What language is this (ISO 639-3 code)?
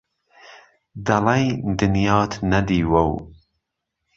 ckb